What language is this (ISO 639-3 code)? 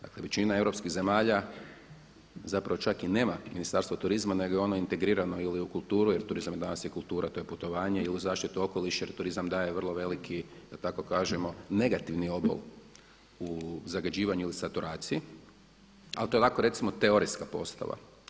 hrv